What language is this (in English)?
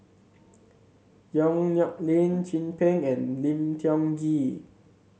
English